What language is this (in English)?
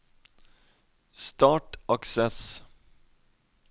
Norwegian